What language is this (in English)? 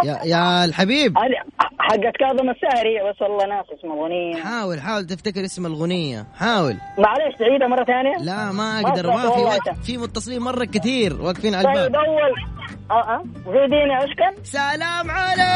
Arabic